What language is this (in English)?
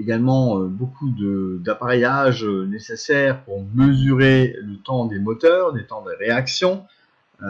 French